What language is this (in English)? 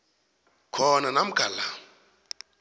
South Ndebele